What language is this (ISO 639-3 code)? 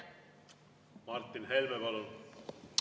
est